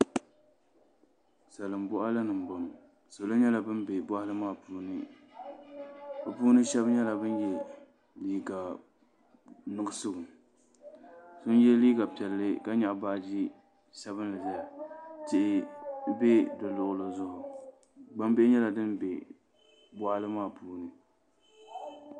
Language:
Dagbani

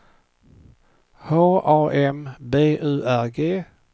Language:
Swedish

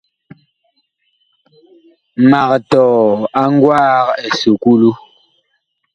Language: Bakoko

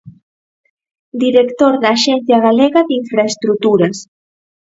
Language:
Galician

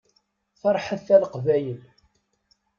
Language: Kabyle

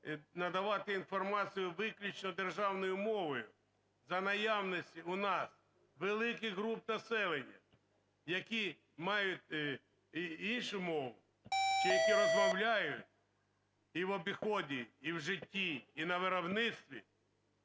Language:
Ukrainian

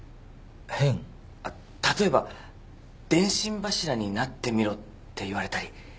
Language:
Japanese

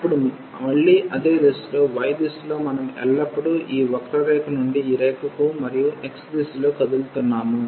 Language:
Telugu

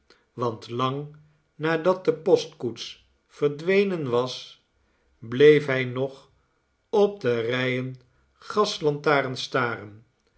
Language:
Dutch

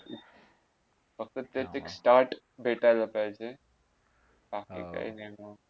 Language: Marathi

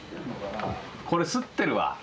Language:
Japanese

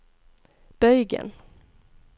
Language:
Norwegian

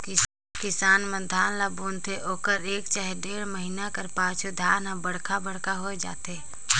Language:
Chhattisgarhi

